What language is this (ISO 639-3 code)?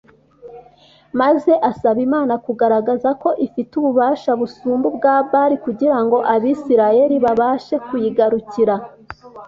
kin